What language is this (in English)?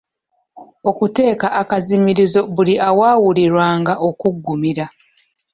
Ganda